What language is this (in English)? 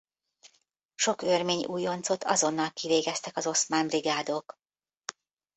Hungarian